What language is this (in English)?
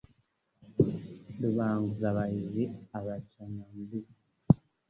Kinyarwanda